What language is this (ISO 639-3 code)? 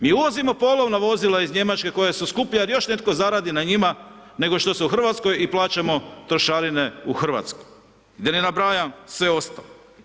hrv